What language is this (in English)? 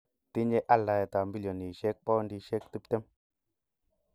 Kalenjin